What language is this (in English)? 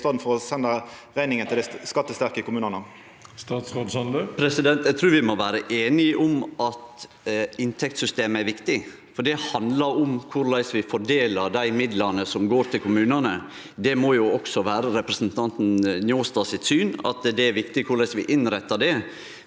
Norwegian